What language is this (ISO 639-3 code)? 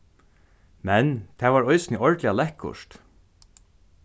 fao